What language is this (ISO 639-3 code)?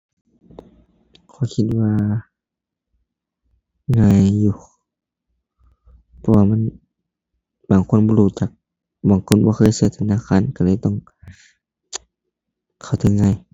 tha